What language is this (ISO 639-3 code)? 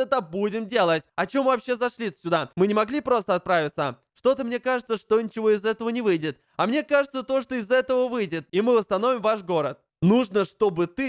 rus